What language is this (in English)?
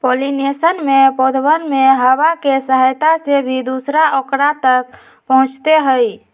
Magahi